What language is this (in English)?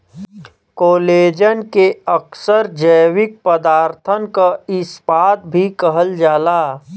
Bhojpuri